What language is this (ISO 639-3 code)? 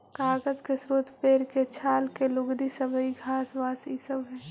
mag